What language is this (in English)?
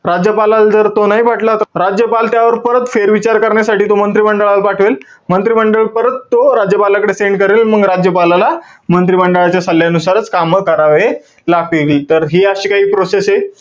Marathi